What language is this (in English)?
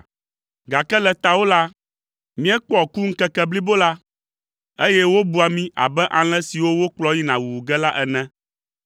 Ewe